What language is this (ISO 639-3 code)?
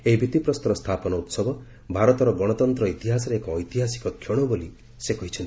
ori